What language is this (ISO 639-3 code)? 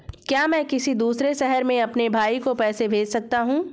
hin